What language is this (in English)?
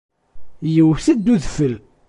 Kabyle